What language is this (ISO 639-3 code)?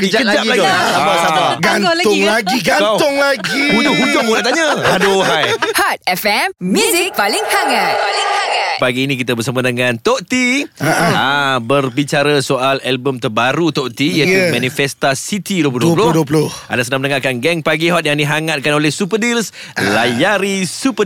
msa